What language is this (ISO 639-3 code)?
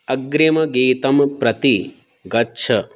san